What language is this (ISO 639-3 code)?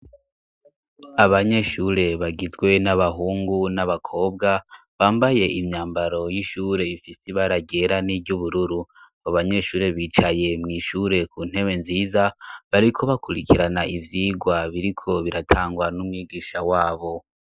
run